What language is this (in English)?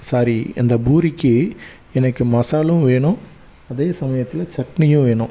Tamil